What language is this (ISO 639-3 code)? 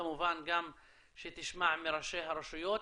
heb